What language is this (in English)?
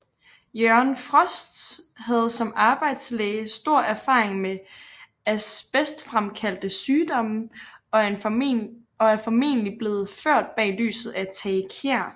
Danish